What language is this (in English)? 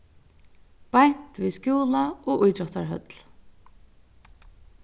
Faroese